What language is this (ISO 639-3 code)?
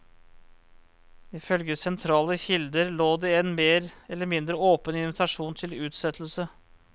nor